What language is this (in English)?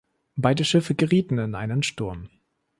German